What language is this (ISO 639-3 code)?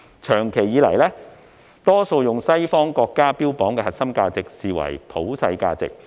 yue